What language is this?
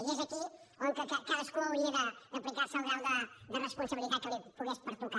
Catalan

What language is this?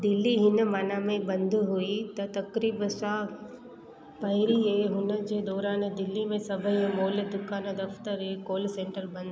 Sindhi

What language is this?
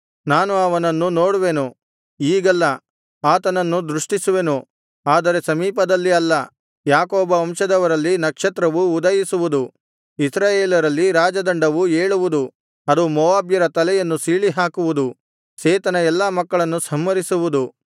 Kannada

